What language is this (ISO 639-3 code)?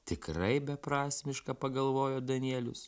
lit